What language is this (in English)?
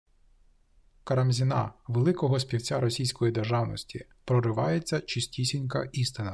Ukrainian